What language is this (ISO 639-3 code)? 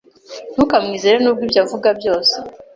kin